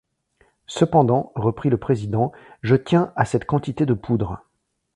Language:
French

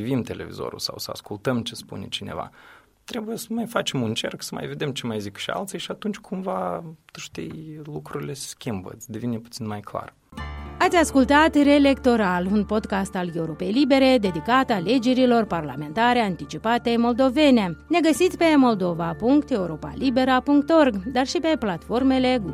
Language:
Romanian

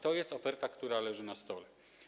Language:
Polish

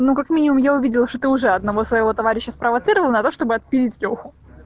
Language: Russian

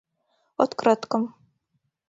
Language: Mari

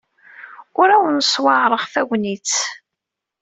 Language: Kabyle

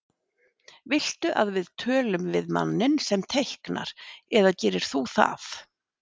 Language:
Icelandic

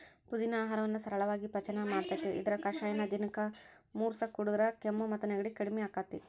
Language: Kannada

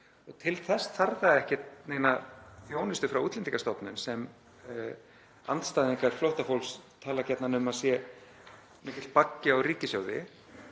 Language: Icelandic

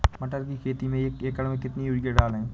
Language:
Hindi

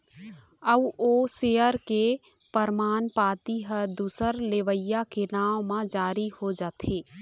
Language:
Chhattisgarhi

